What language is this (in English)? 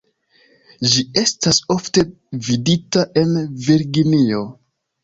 Esperanto